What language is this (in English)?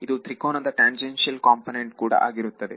Kannada